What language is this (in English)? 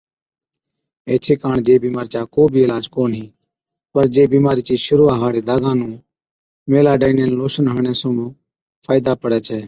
Od